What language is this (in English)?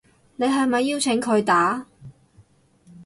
Cantonese